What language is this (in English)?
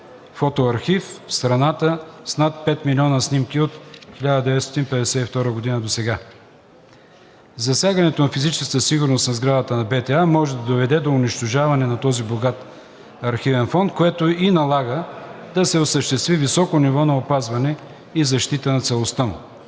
Bulgarian